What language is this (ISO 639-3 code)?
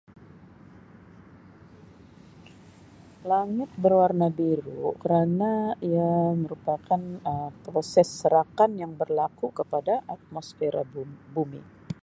msi